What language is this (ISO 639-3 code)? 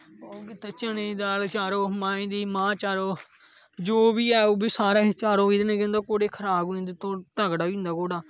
doi